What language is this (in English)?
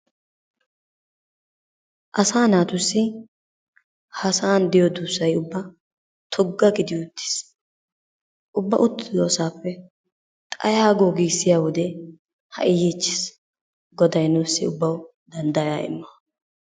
Wolaytta